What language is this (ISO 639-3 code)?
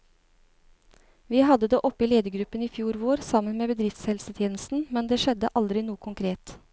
nor